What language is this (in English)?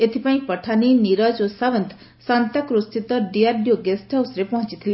Odia